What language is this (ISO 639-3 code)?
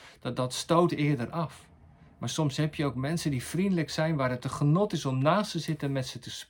nld